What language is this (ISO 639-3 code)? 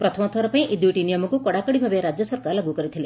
ori